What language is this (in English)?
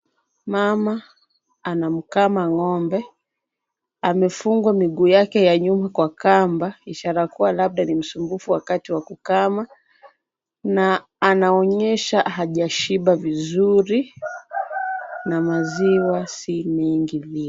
Swahili